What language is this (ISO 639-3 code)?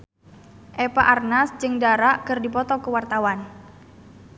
sun